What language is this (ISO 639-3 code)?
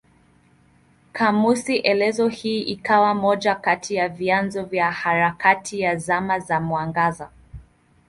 swa